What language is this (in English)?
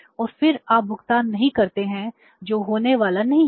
Hindi